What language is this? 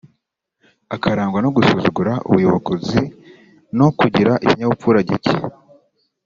Kinyarwanda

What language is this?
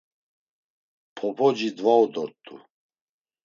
Laz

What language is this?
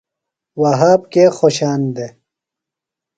Phalura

